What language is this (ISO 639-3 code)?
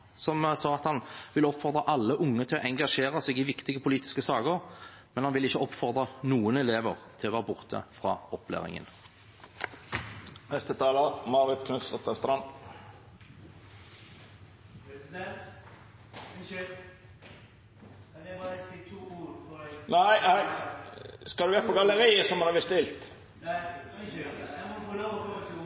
nor